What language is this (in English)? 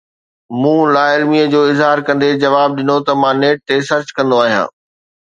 Sindhi